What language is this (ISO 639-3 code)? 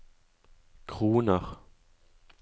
nor